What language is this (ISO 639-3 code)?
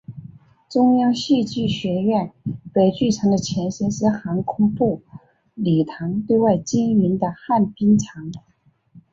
zho